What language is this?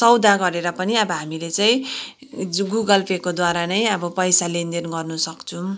Nepali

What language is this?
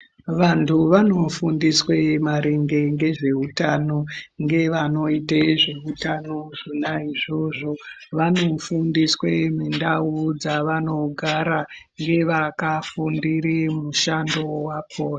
Ndau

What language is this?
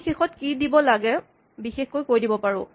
Assamese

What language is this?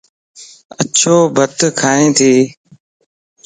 Lasi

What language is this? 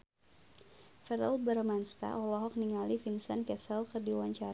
Sundanese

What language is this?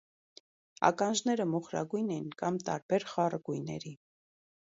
Armenian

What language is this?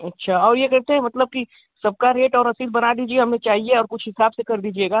Hindi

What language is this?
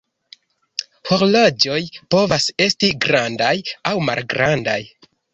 Esperanto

